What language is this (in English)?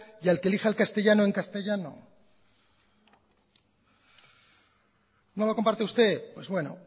Spanish